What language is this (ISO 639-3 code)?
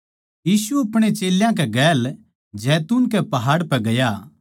bgc